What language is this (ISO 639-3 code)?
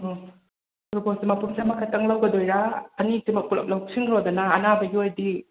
mni